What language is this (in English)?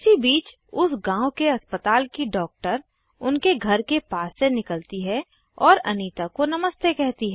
Hindi